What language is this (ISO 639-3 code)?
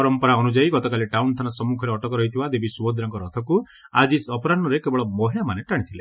ori